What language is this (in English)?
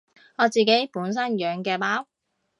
Cantonese